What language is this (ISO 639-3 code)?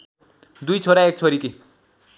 nep